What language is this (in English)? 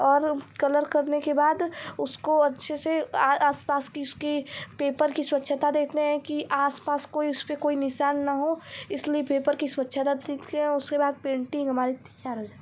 Hindi